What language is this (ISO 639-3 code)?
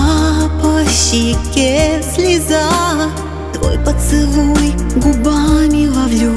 rus